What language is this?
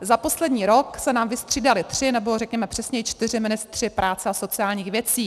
Czech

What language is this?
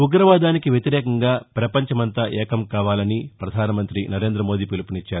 Telugu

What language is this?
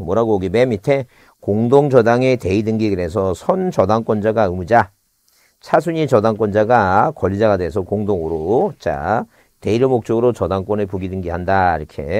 Korean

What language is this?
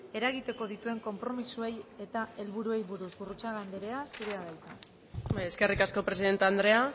Basque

